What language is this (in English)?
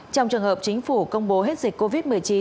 Vietnamese